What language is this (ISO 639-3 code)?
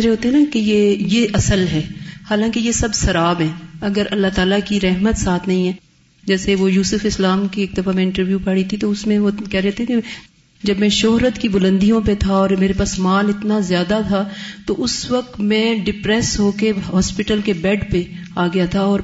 urd